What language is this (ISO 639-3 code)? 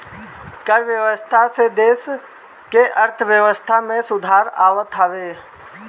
bho